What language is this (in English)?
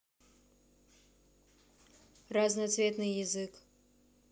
Russian